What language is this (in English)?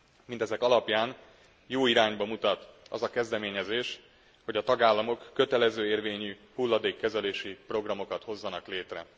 Hungarian